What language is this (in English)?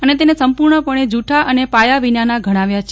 Gujarati